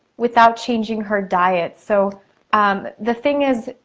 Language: English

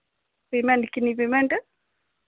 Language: Dogri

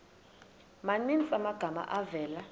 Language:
Xhosa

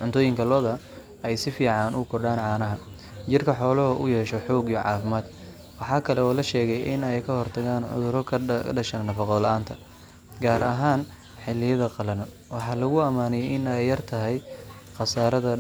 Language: Somali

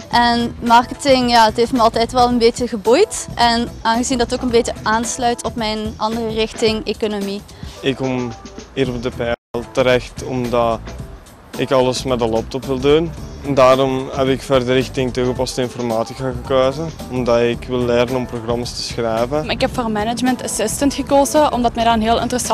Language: Dutch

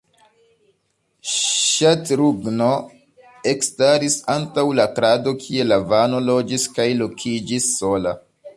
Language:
Esperanto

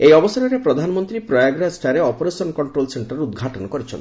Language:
Odia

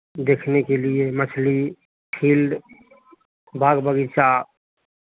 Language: Hindi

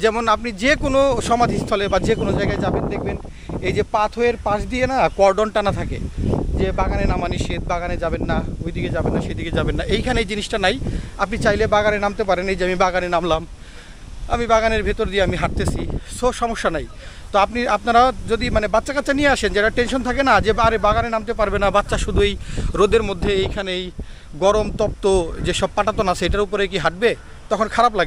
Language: Bangla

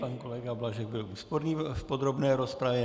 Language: Czech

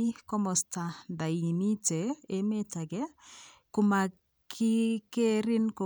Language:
Kalenjin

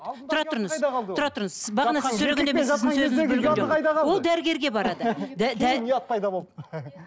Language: Kazakh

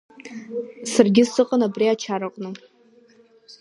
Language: Abkhazian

